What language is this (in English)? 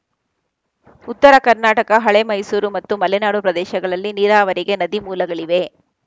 Kannada